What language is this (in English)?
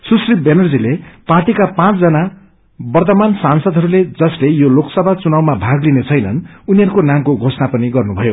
Nepali